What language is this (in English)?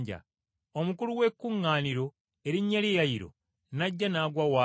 Ganda